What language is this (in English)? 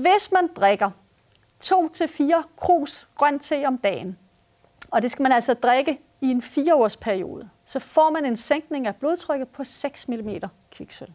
Danish